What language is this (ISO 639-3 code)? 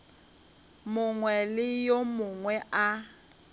nso